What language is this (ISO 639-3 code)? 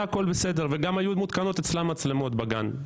heb